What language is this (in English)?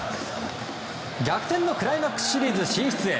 Japanese